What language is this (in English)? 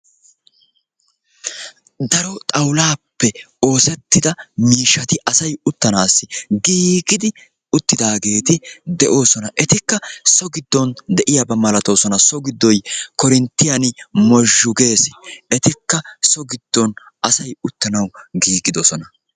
Wolaytta